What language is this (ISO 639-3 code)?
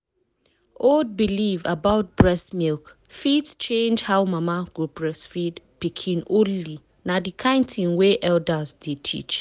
pcm